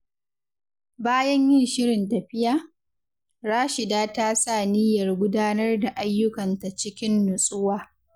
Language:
Hausa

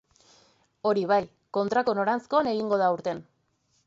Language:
Basque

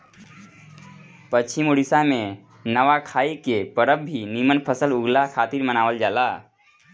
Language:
Bhojpuri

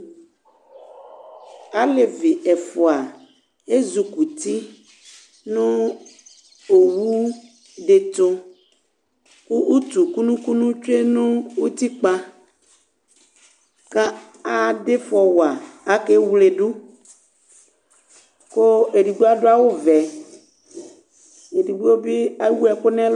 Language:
Ikposo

